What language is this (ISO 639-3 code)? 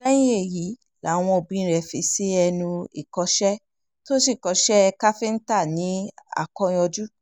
yor